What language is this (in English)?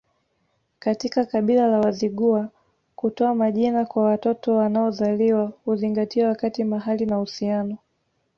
Swahili